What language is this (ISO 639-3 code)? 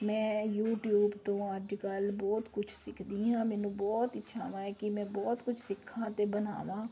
pan